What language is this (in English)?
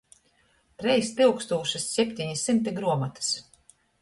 Latgalian